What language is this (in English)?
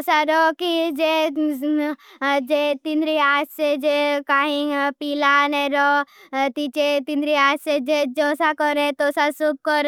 Bhili